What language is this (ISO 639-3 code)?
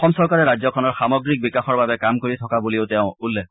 asm